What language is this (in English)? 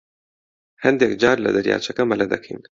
Central Kurdish